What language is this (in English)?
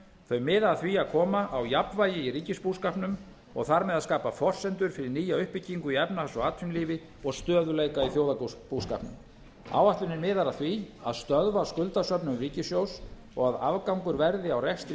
Icelandic